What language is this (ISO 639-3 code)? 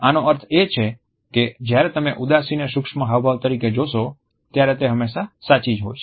guj